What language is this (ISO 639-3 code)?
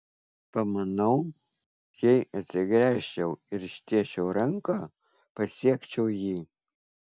lit